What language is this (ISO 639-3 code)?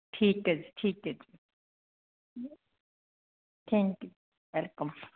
pan